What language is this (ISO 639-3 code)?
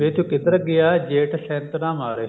pan